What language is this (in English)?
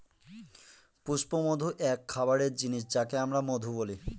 Bangla